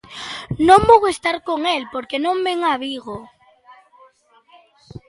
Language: Galician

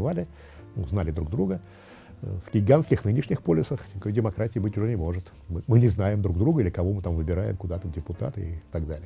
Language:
Russian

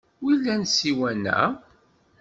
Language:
Kabyle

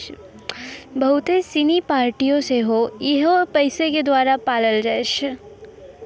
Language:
Maithili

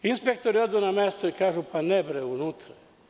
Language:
Serbian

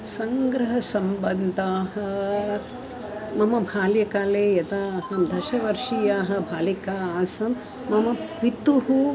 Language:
Sanskrit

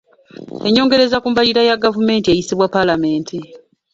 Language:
Ganda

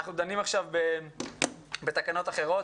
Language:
Hebrew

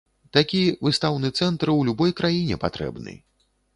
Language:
Belarusian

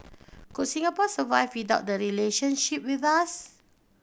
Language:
English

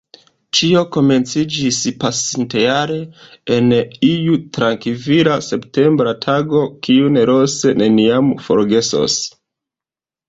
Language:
Esperanto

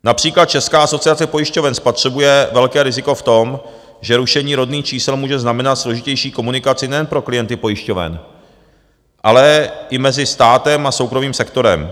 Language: Czech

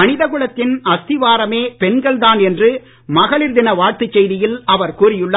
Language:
Tamil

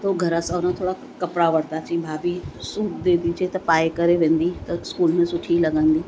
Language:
Sindhi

